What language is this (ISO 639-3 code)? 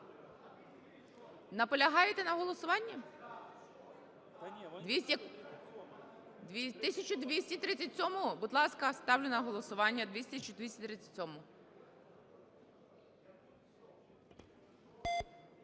ukr